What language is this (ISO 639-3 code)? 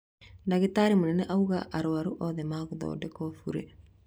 kik